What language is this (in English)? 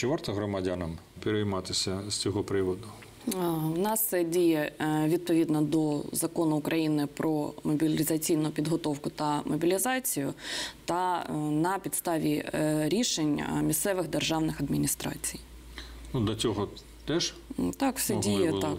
Ukrainian